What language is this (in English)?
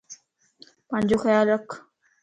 Lasi